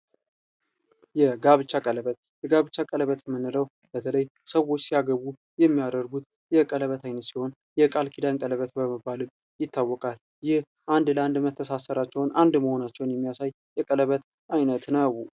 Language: Amharic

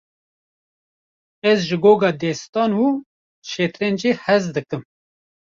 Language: Kurdish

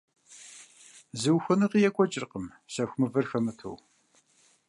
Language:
Kabardian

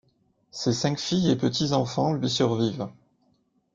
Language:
French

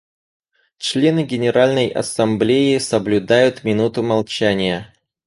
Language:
Russian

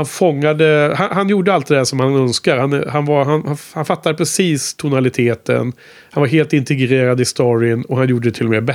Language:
Swedish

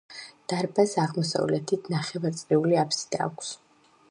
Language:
Georgian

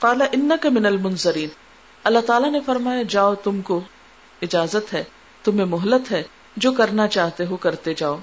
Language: Urdu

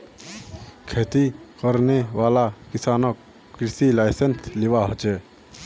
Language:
Magahi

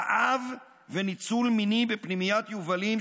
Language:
Hebrew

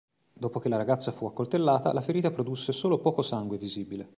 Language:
Italian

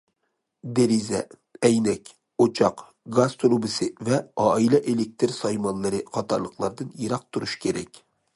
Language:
Uyghur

